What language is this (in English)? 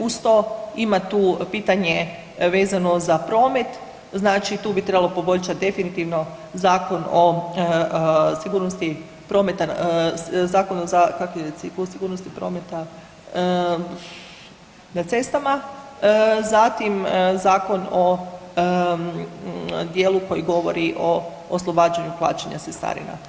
Croatian